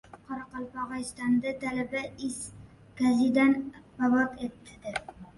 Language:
Uzbek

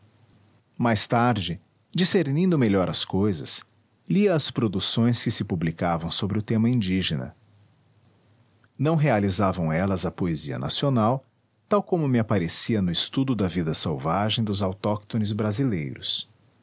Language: Portuguese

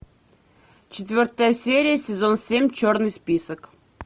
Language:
Russian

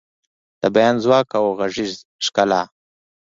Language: Pashto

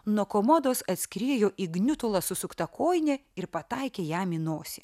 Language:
Lithuanian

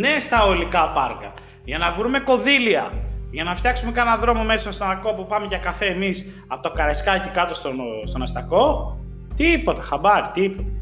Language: Greek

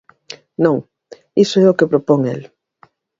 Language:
Galician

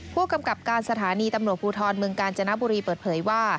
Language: Thai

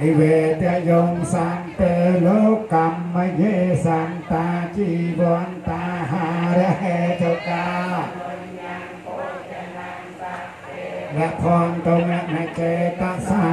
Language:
Thai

